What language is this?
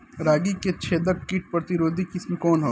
Bhojpuri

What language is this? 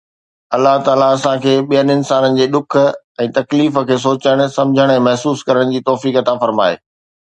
Sindhi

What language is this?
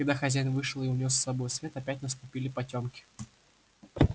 Russian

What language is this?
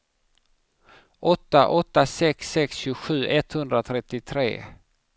Swedish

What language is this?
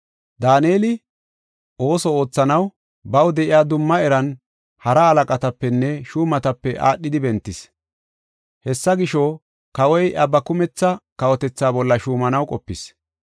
Gofa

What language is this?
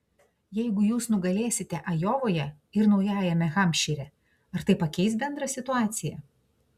Lithuanian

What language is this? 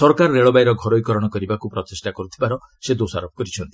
Odia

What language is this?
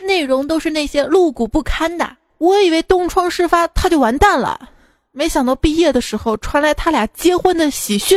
Chinese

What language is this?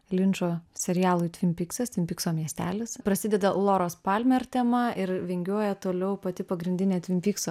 Lithuanian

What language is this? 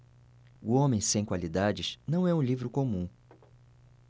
Portuguese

